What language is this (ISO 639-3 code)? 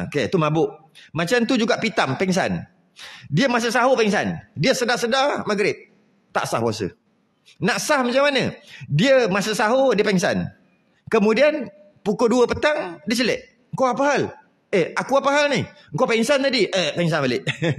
msa